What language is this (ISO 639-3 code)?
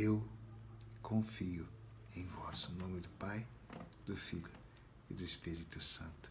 por